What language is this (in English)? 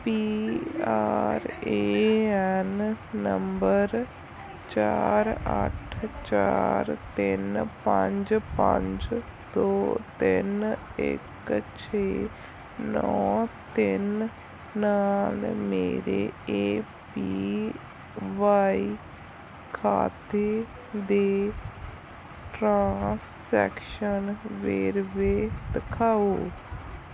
Punjabi